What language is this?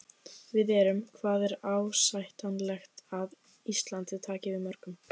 Icelandic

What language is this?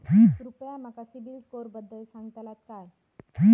Marathi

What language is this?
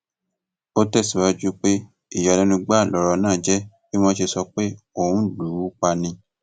Yoruba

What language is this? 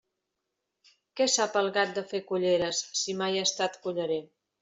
Catalan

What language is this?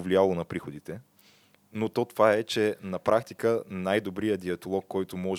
Bulgarian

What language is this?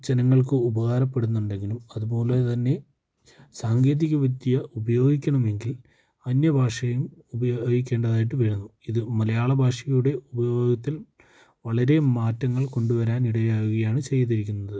Malayalam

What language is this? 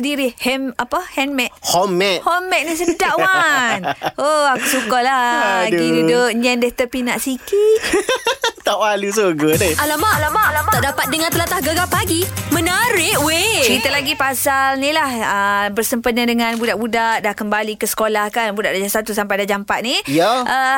Malay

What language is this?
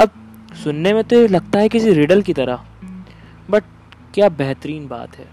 Hindi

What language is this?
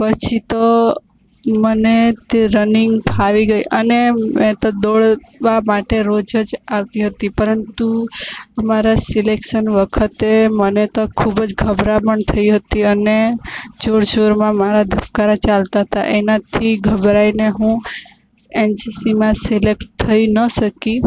Gujarati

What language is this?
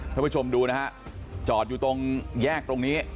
Thai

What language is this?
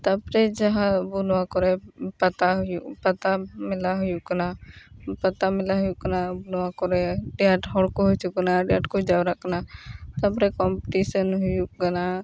Santali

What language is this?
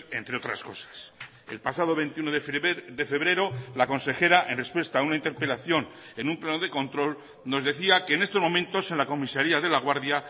Spanish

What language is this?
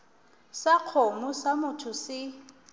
Northern Sotho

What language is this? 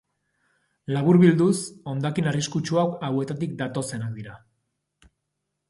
Basque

